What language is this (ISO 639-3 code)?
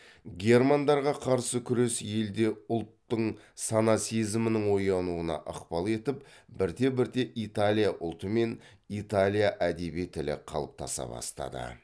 kaz